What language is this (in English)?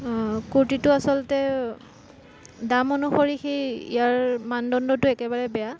Assamese